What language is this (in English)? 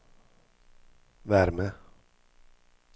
Swedish